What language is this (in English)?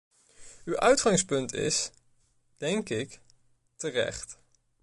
Dutch